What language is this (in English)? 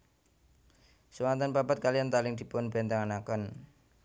Javanese